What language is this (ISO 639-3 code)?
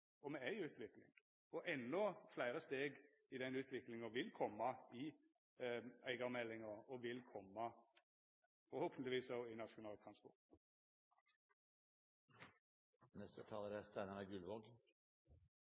nno